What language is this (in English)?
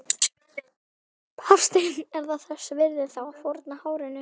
Icelandic